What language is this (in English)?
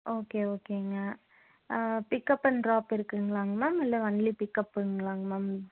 Tamil